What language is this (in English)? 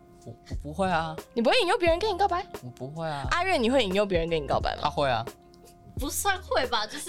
Chinese